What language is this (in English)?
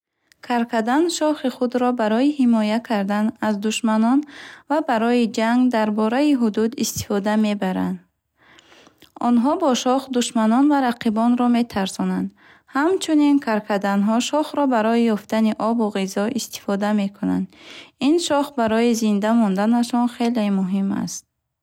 Bukharic